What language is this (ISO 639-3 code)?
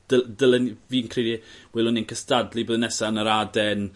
cym